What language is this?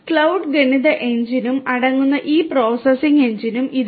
Malayalam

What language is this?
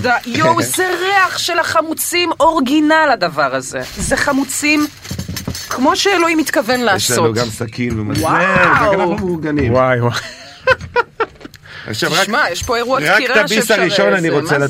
Hebrew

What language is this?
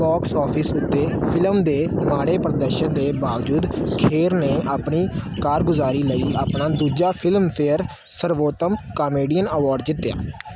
Punjabi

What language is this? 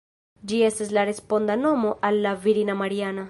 Esperanto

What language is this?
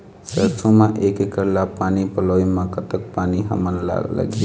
Chhattisgarhi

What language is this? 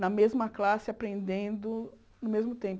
Portuguese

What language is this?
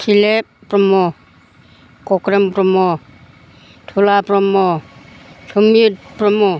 Bodo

